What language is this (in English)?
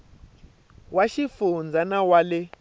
Tsonga